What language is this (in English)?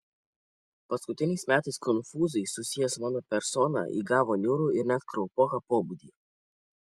Lithuanian